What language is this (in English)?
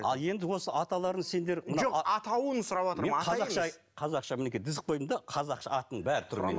Kazakh